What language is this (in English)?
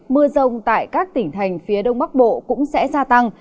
Vietnamese